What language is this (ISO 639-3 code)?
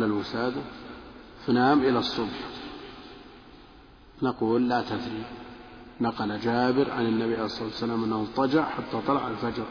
ara